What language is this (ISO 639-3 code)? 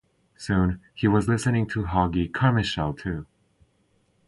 eng